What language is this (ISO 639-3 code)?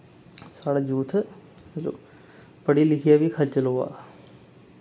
doi